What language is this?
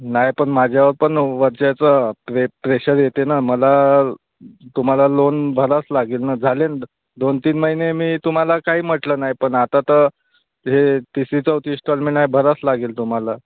Marathi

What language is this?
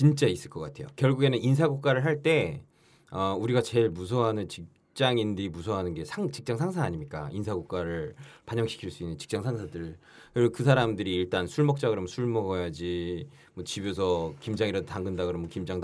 Korean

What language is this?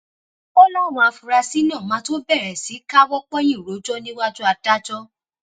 Yoruba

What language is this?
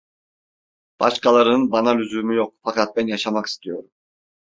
Turkish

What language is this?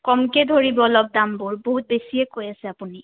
Assamese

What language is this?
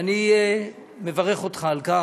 Hebrew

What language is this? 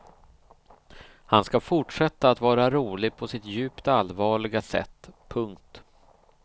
Swedish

